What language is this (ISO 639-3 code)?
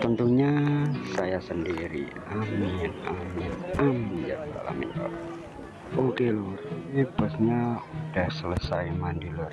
ind